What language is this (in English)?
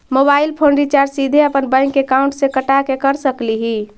Magahi